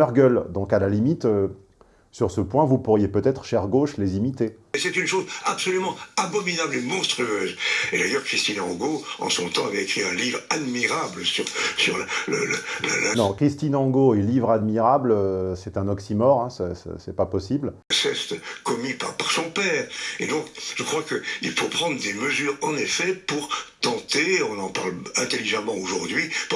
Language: French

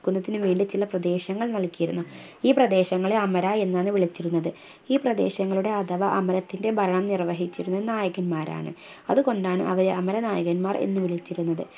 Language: Malayalam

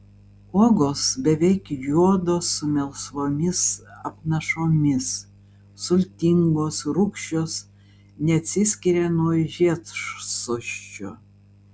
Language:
Lithuanian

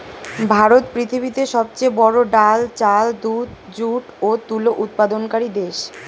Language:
Bangla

